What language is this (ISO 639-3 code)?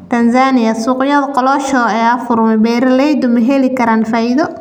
som